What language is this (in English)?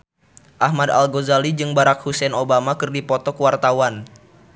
Sundanese